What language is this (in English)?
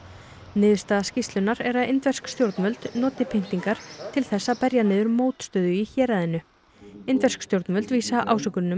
Icelandic